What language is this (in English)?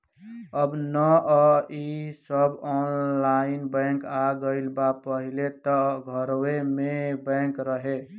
Bhojpuri